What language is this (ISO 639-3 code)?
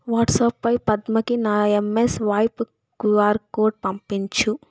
tel